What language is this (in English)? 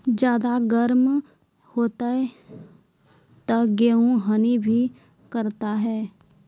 Maithili